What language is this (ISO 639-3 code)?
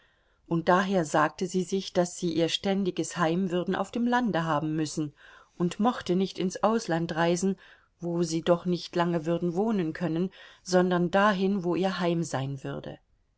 deu